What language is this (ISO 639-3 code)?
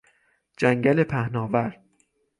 fas